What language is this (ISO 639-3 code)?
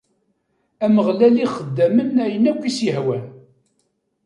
kab